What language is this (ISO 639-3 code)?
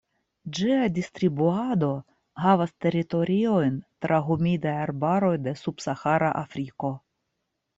epo